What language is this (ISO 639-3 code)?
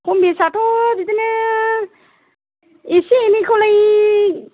brx